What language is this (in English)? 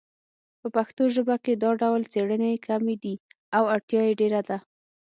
Pashto